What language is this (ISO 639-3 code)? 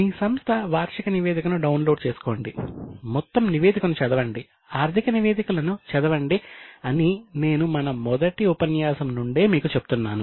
tel